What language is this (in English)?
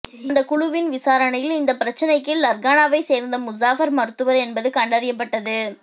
Tamil